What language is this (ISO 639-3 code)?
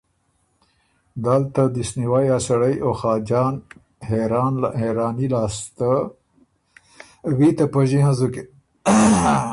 oru